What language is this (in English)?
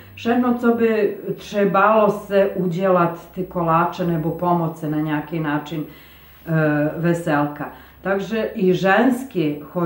Czech